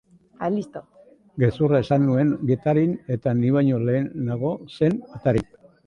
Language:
Basque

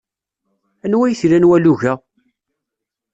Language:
Kabyle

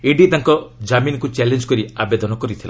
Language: Odia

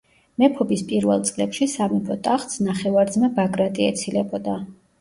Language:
Georgian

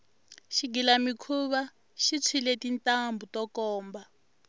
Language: Tsonga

